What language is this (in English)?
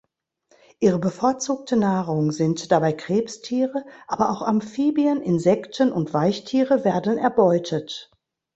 German